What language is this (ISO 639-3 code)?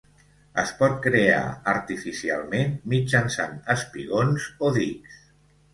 cat